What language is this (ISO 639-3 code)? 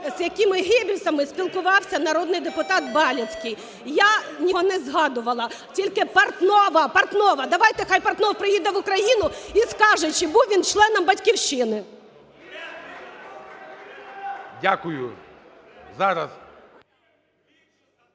ukr